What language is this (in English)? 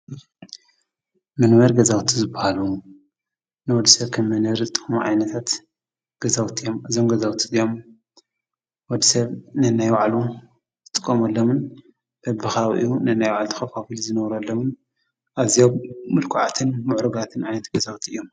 Tigrinya